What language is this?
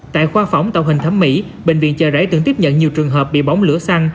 Vietnamese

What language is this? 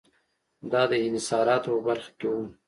Pashto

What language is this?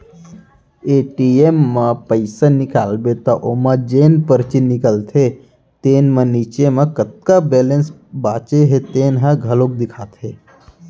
Chhattisgarhi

